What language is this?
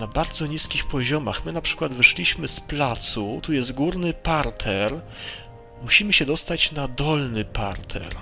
Polish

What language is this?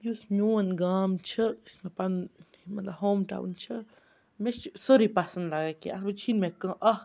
Kashmiri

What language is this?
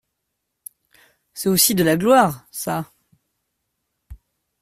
French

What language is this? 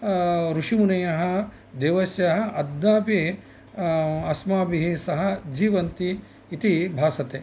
Sanskrit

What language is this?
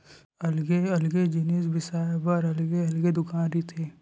Chhattisgarhi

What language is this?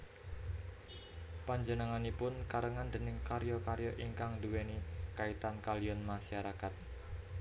Javanese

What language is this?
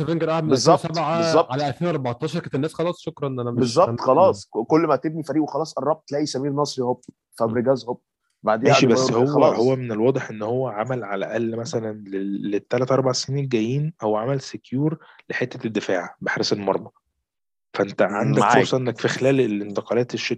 Arabic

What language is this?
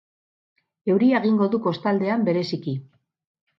Basque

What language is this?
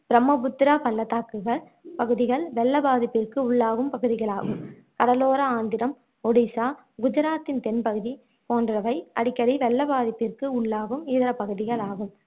Tamil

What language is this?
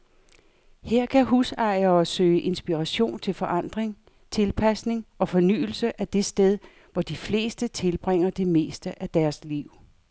Danish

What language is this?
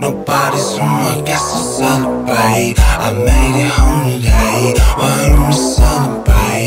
English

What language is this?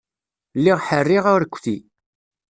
Kabyle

